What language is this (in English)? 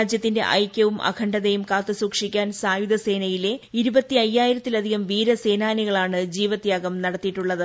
Malayalam